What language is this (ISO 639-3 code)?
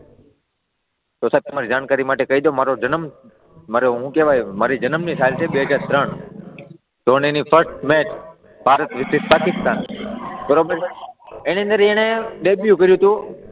guj